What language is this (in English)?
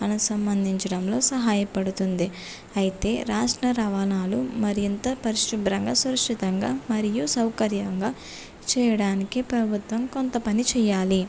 Telugu